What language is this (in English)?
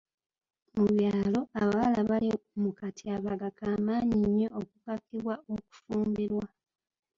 Ganda